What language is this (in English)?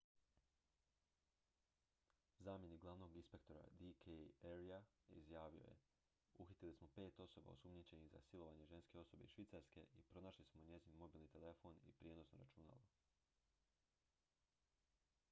Croatian